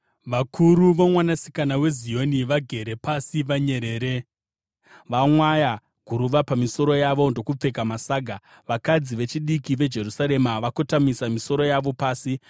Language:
Shona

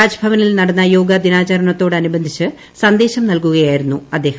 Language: Malayalam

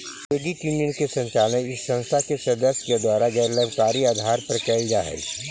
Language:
Magahi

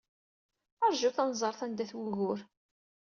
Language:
Kabyle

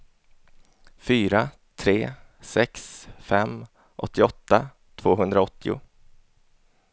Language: Swedish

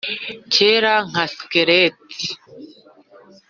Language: Kinyarwanda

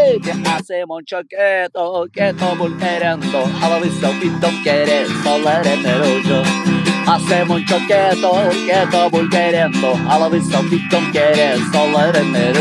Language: Turkish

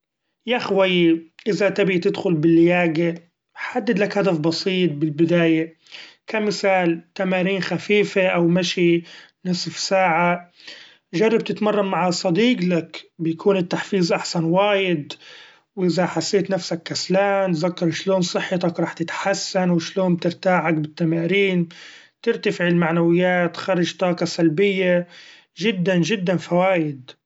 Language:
Gulf Arabic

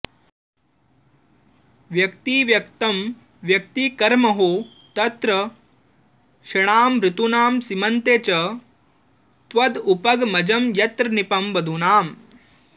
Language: Sanskrit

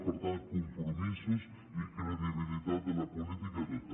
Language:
Catalan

